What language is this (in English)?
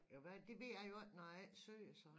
Danish